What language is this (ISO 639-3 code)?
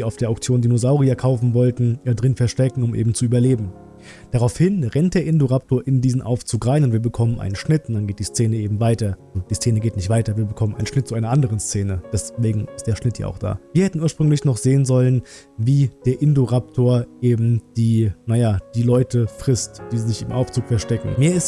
deu